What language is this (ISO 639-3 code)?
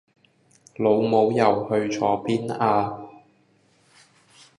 yue